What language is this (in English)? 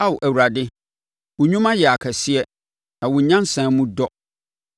Akan